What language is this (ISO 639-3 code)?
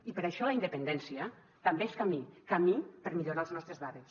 cat